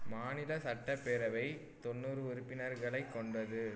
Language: Tamil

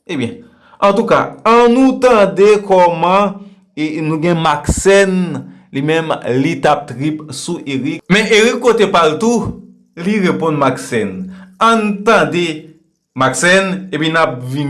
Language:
French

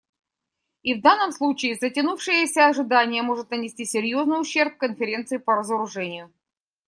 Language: Russian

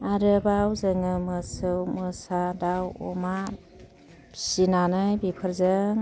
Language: Bodo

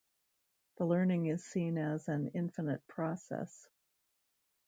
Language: English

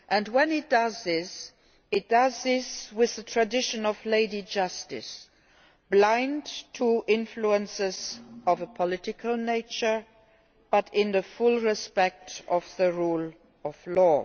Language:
English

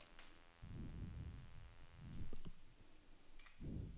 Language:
Norwegian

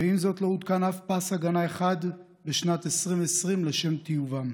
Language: Hebrew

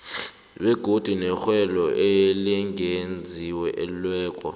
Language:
South Ndebele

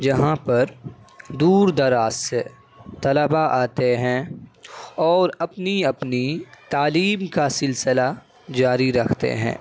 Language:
Urdu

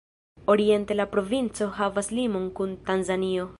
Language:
Esperanto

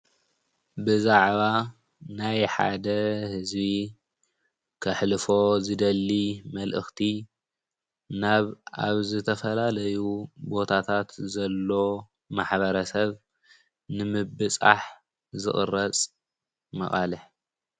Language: Tigrinya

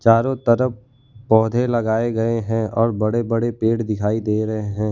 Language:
Hindi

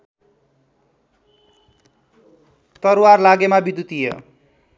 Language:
Nepali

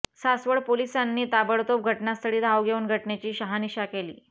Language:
Marathi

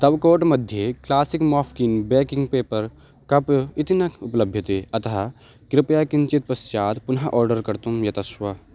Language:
Sanskrit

